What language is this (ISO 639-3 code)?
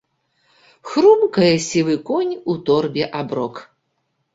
bel